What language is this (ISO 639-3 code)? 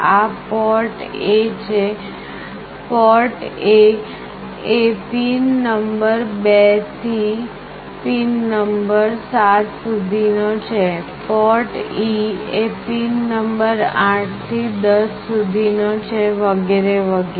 guj